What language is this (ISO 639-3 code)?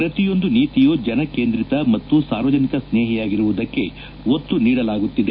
kan